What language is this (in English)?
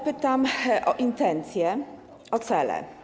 Polish